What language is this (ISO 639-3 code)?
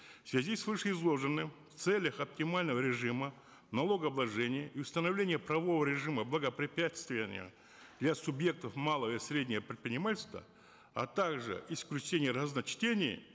kaz